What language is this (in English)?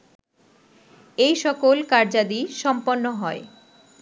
Bangla